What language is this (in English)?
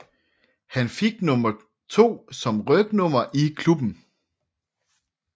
Danish